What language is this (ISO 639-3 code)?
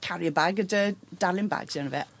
cym